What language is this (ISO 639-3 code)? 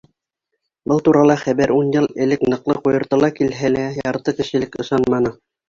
bak